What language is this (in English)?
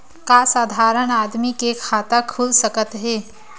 Chhattisgarhi